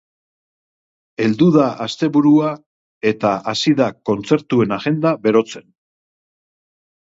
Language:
Basque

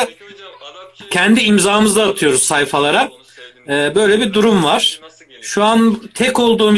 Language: Turkish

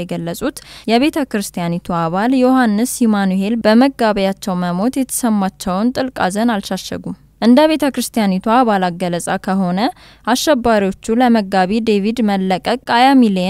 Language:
Arabic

